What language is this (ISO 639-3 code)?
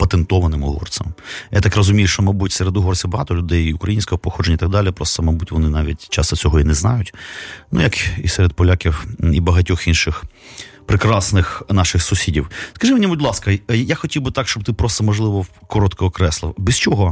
ukr